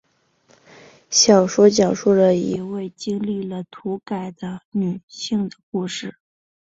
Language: Chinese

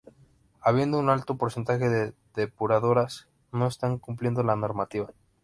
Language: Spanish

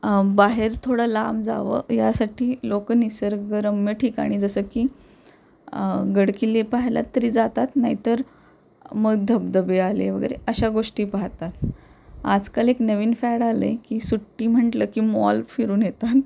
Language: Marathi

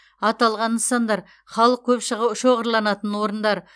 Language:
Kazakh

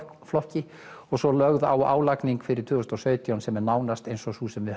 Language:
Icelandic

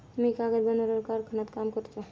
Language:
Marathi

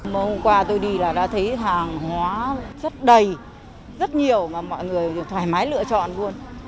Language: Vietnamese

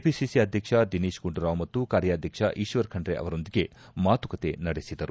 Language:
Kannada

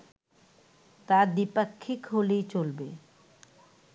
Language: Bangla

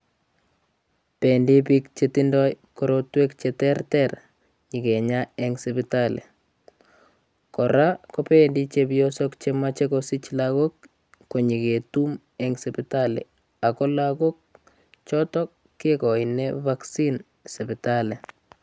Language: Kalenjin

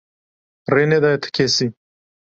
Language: Kurdish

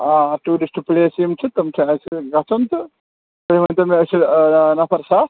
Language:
Kashmiri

